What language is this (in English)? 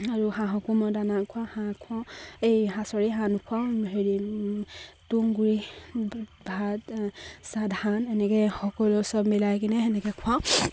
Assamese